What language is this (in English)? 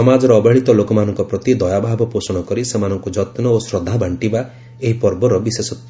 Odia